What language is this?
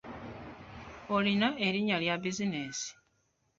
Ganda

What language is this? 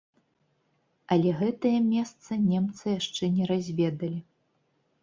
Belarusian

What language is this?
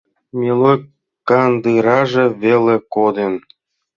Mari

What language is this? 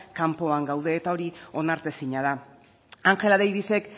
Basque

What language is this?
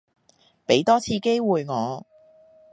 Cantonese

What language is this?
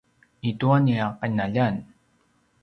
Paiwan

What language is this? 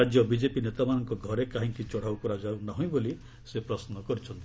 Odia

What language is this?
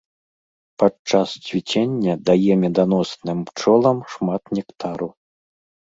Belarusian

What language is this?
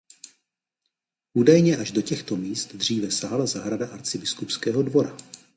Czech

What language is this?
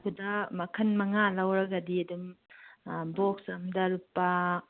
Manipuri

